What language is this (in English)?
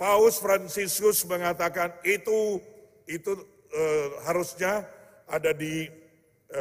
Indonesian